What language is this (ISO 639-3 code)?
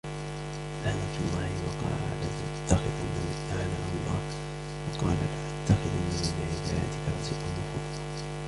ara